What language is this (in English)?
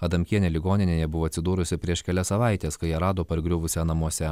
Lithuanian